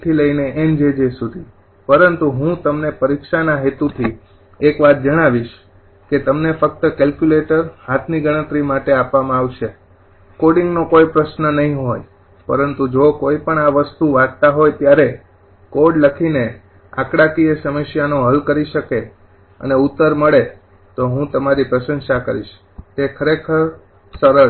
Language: Gujarati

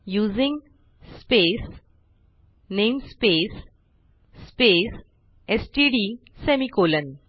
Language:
Marathi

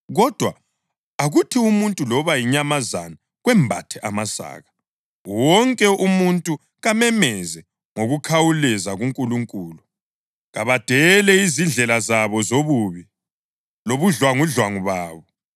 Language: North Ndebele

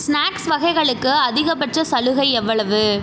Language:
Tamil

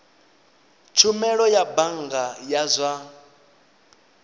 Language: Venda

